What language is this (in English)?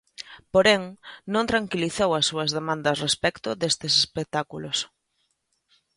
Galician